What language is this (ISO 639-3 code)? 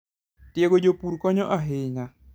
luo